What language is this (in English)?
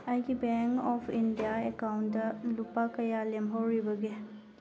Manipuri